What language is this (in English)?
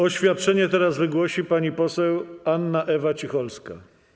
Polish